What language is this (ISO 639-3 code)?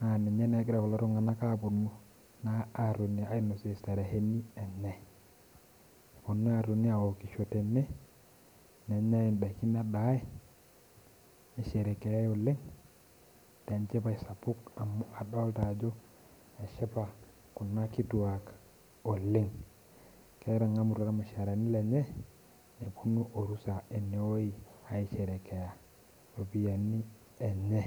mas